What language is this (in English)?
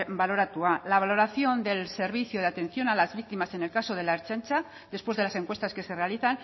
Spanish